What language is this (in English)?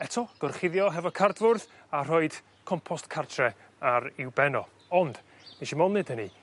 Welsh